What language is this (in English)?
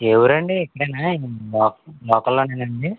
Telugu